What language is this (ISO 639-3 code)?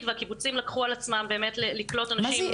heb